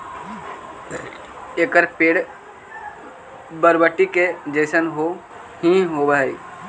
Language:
Magahi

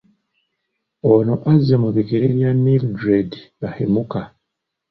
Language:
Ganda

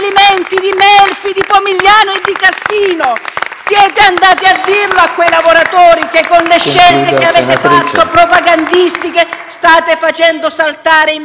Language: Italian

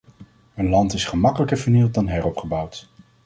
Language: Dutch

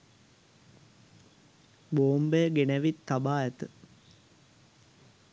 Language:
Sinhala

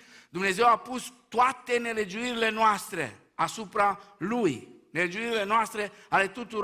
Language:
Romanian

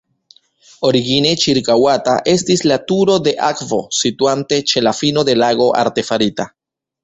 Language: Esperanto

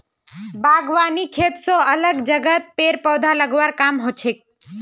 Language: Magahi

